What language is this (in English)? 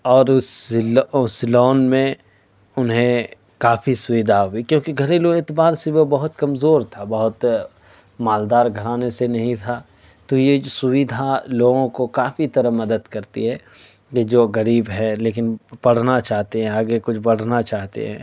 Urdu